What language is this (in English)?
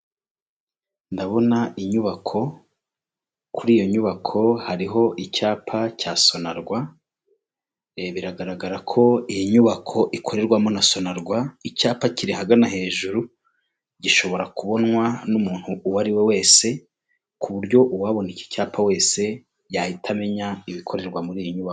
Kinyarwanda